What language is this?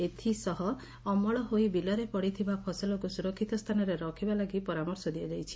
Odia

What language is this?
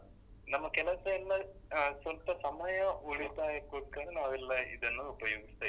Kannada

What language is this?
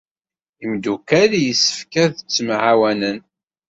Kabyle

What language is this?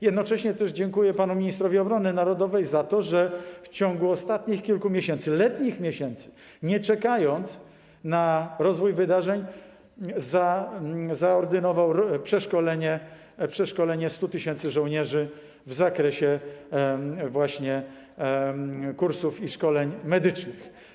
Polish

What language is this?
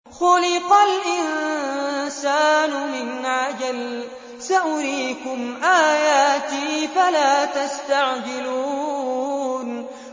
Arabic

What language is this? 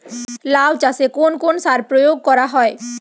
Bangla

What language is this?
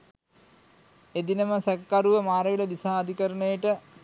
Sinhala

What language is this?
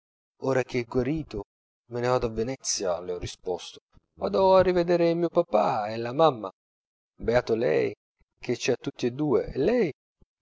Italian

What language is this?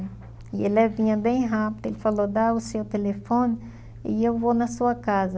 Portuguese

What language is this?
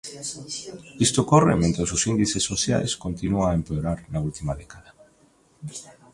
Galician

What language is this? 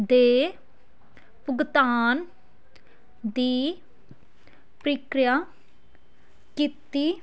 Punjabi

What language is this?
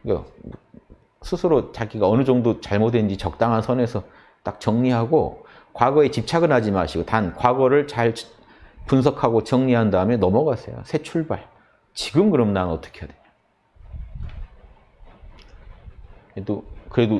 Korean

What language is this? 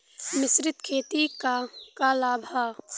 Bhojpuri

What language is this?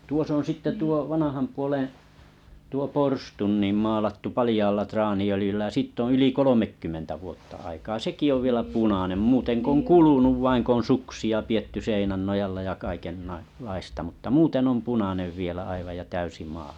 Finnish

